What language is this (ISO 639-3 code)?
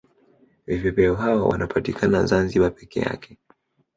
swa